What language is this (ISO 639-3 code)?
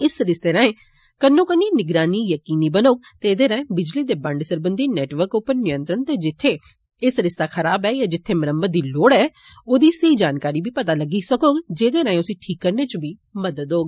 doi